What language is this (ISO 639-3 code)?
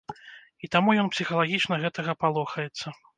bel